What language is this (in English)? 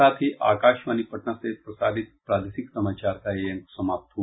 Hindi